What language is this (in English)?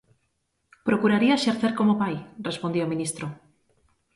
Galician